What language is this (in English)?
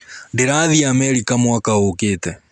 Kikuyu